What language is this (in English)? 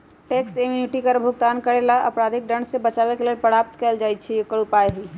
Magahi